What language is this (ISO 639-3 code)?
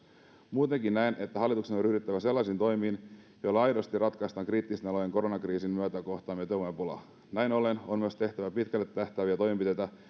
fin